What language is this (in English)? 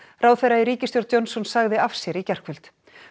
Icelandic